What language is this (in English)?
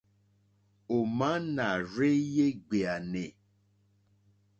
Mokpwe